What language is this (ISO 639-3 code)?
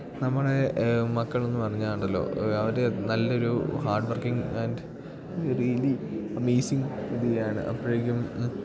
mal